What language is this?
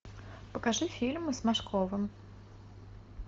Russian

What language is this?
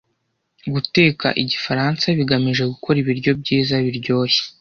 Kinyarwanda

